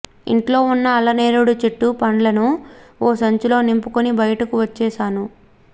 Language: Telugu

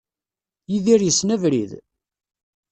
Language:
Kabyle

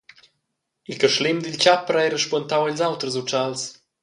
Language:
Romansh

